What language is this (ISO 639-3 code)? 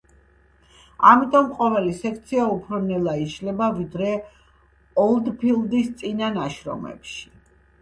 kat